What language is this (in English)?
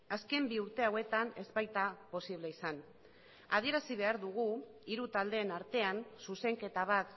Basque